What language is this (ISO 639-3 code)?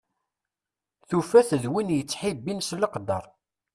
kab